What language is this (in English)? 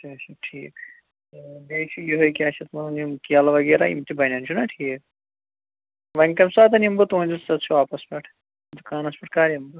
Kashmiri